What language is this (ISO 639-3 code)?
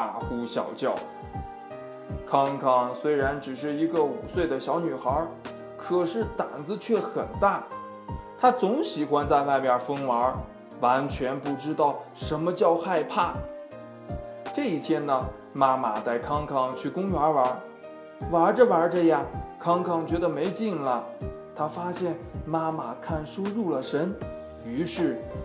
zho